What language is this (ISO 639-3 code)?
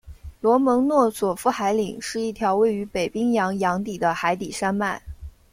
zho